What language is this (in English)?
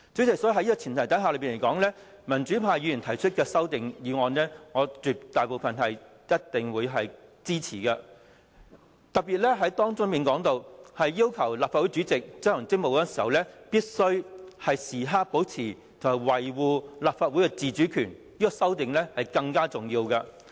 Cantonese